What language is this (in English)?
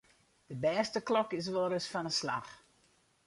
Western Frisian